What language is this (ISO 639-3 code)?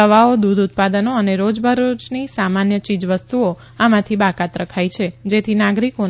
guj